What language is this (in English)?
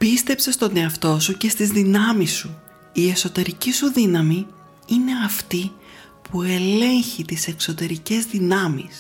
Greek